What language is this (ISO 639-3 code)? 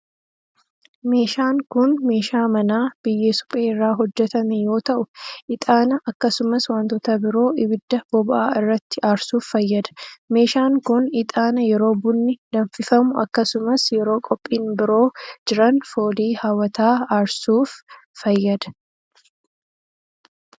orm